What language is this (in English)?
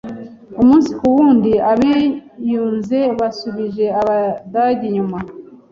Kinyarwanda